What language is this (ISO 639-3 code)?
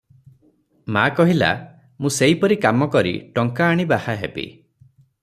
ori